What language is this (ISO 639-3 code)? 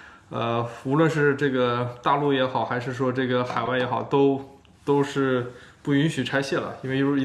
zho